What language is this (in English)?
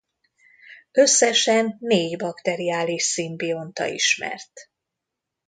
Hungarian